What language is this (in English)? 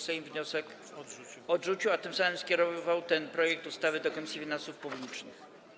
Polish